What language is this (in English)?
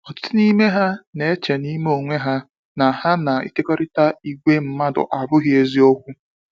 Igbo